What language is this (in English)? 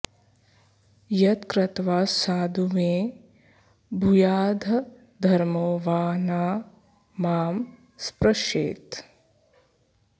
Sanskrit